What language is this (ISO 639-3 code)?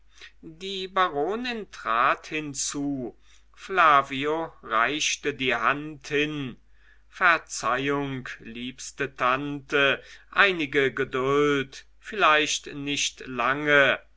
deu